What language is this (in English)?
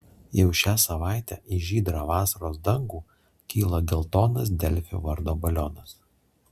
Lithuanian